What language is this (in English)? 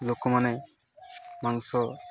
Odia